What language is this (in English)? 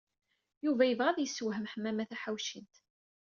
Kabyle